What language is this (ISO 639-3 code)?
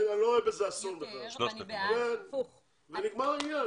heb